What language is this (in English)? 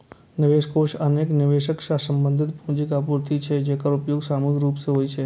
Maithili